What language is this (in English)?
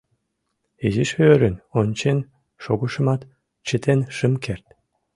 Mari